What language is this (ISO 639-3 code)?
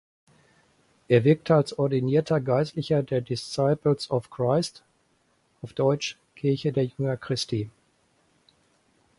deu